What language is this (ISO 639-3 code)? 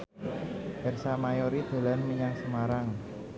jav